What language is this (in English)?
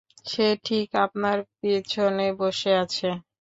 Bangla